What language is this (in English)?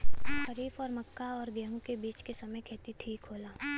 Bhojpuri